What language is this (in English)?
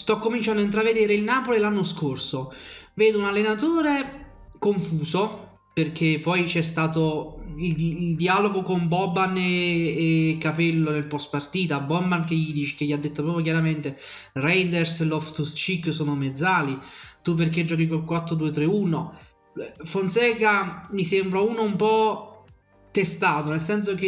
Italian